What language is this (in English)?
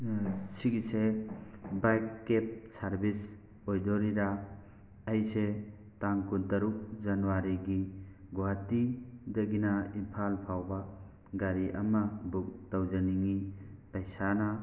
Manipuri